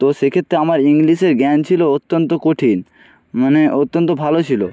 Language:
Bangla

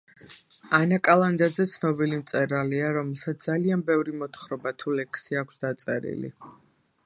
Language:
Georgian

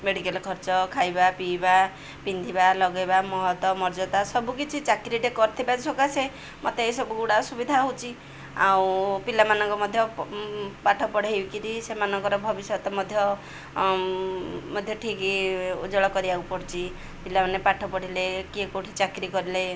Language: Odia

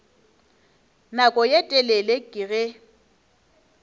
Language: Northern Sotho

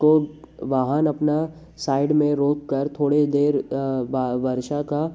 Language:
Hindi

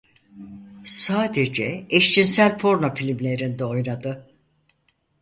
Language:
Turkish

